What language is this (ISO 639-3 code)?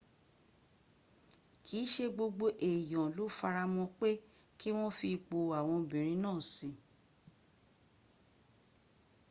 yor